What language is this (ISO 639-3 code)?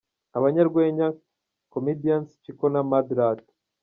kin